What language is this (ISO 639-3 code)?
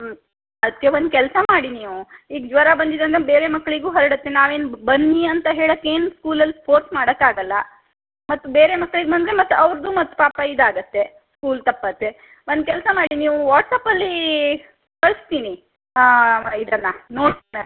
kan